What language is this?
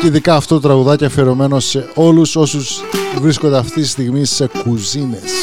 Greek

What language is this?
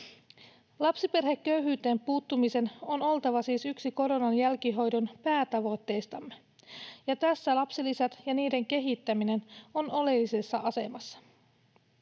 Finnish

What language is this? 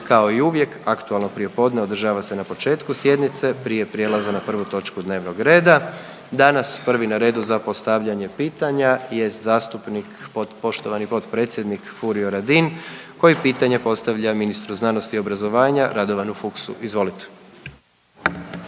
Croatian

